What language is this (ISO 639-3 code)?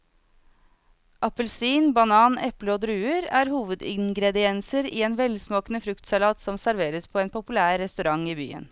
nor